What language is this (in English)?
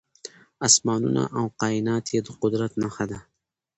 Pashto